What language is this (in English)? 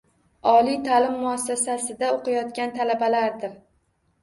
Uzbek